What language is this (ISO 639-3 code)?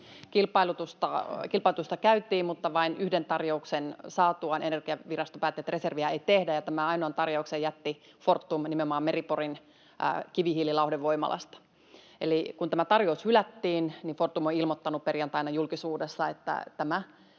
fin